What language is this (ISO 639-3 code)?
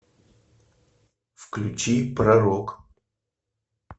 rus